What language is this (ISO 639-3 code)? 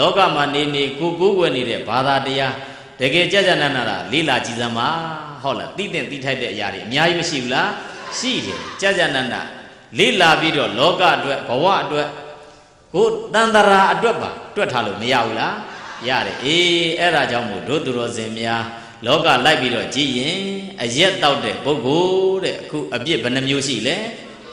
ind